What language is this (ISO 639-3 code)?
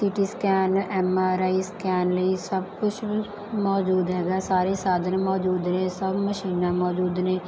pan